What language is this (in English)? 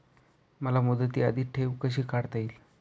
Marathi